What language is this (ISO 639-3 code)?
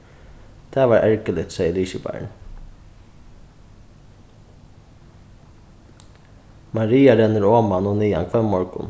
fao